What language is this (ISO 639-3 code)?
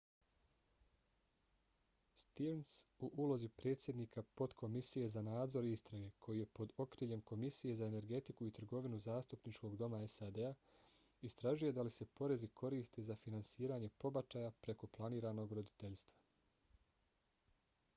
bos